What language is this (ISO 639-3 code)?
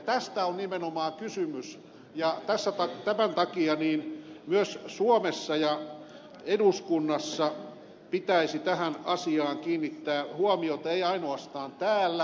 fin